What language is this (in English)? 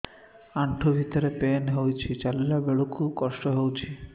Odia